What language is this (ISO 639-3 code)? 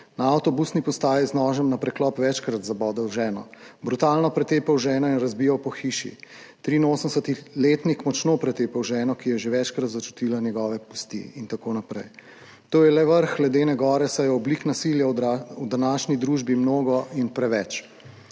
slv